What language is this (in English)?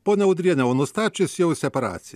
Lithuanian